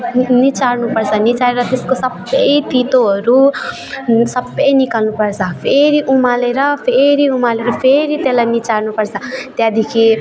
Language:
Nepali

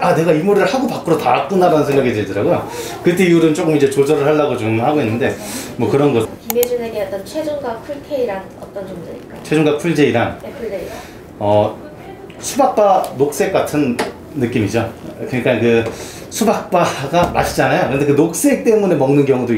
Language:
Korean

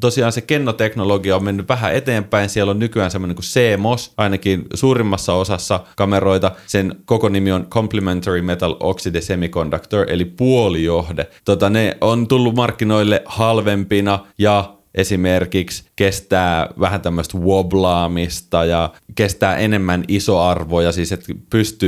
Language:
Finnish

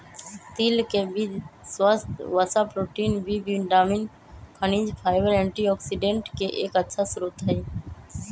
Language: Magahi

